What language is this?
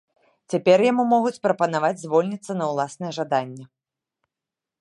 Belarusian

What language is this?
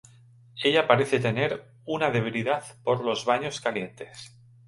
Spanish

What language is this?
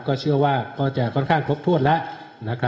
Thai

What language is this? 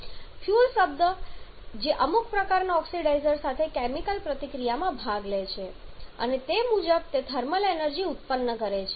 Gujarati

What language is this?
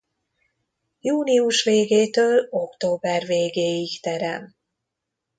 Hungarian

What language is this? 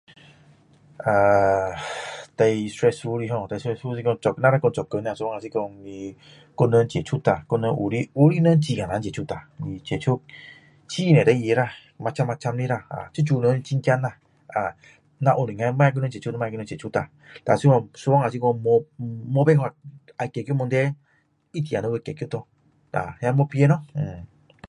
Min Dong Chinese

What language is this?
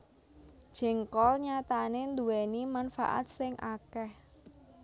Javanese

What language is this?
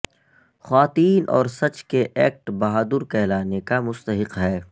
Urdu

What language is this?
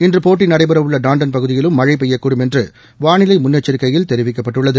Tamil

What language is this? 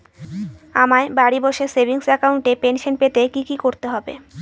Bangla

